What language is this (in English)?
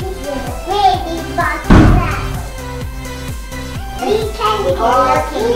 English